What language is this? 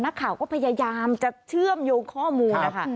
Thai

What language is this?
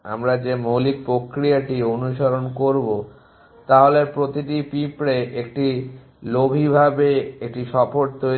Bangla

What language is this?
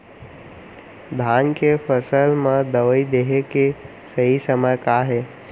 Chhattisgarhi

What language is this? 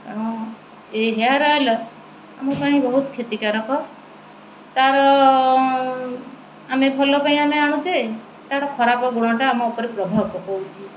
Odia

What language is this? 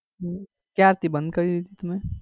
Gujarati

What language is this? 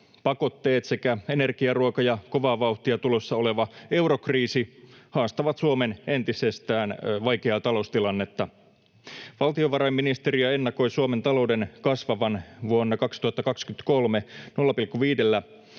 Finnish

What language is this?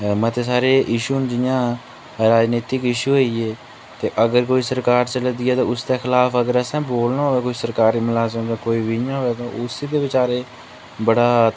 Dogri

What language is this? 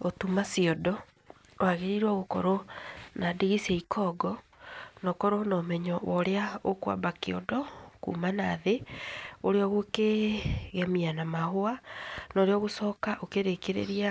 Kikuyu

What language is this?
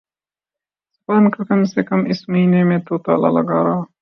Urdu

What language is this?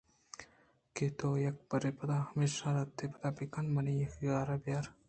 Eastern Balochi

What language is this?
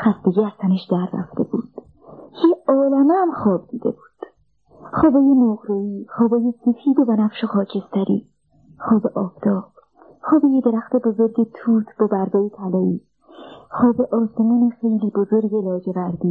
Persian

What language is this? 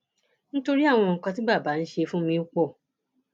Yoruba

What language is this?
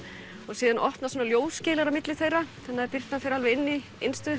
Icelandic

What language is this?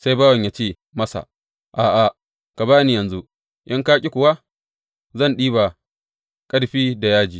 Hausa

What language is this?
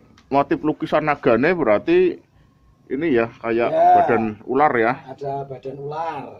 Indonesian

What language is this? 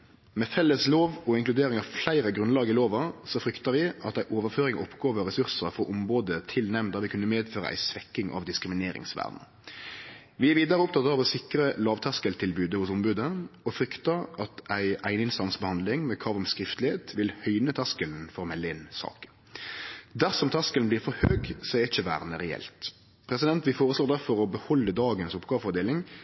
Norwegian Nynorsk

